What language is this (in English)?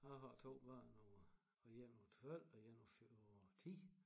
Danish